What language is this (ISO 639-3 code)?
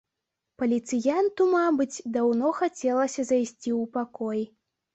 bel